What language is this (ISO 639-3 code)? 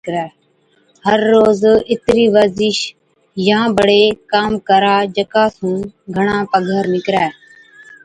odk